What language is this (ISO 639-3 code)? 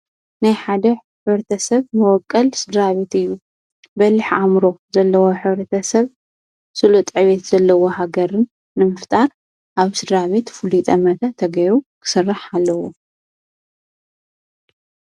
tir